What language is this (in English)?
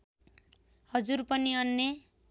Nepali